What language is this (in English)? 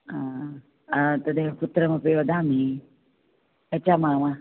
Sanskrit